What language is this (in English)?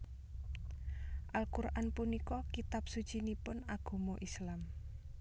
Javanese